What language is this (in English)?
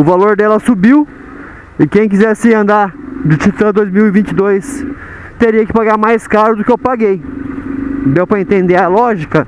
Portuguese